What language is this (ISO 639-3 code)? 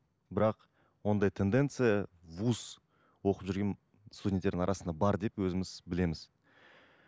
kaz